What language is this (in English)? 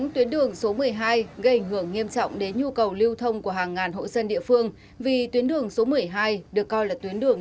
Vietnamese